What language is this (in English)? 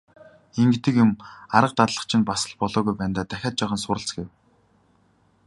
Mongolian